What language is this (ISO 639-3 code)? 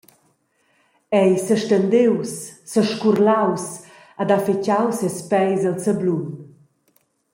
roh